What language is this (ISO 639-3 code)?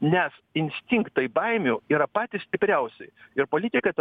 lit